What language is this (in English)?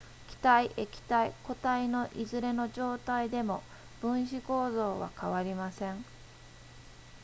Japanese